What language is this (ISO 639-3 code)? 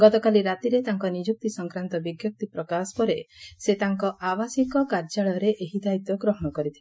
ori